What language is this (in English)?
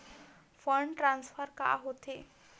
Chhattisgarhi